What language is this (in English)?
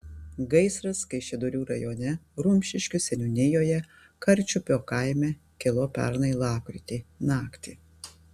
Lithuanian